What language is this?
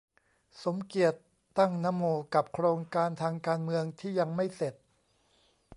Thai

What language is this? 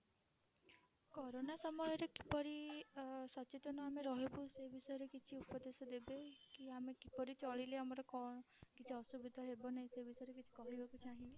Odia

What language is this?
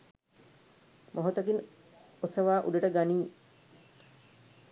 Sinhala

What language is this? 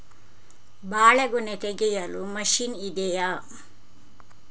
Kannada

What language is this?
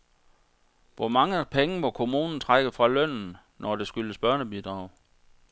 Danish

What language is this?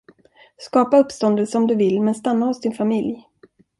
Swedish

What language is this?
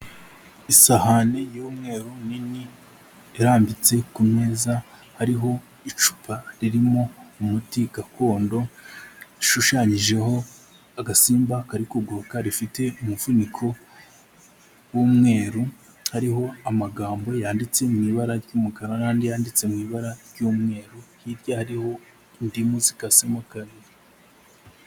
Kinyarwanda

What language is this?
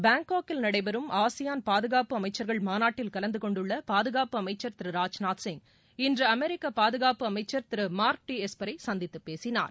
Tamil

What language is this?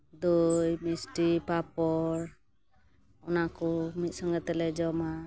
Santali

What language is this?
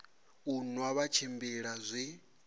Venda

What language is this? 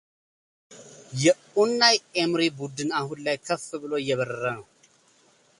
Amharic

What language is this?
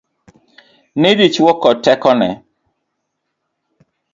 Luo (Kenya and Tanzania)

